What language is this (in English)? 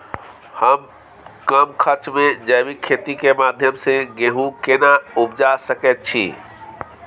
Maithili